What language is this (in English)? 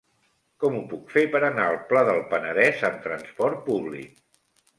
Catalan